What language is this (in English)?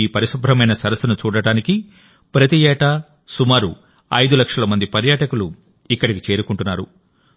Telugu